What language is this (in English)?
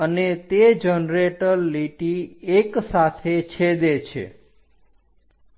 Gujarati